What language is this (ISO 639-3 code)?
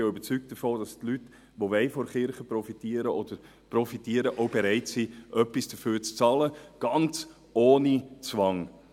gsw